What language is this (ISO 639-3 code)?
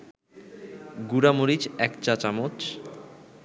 ben